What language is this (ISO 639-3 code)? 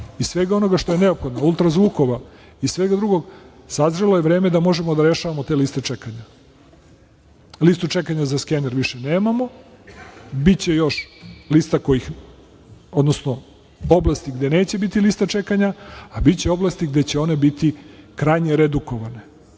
srp